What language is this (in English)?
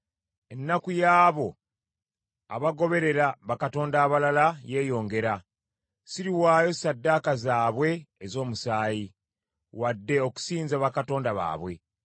Ganda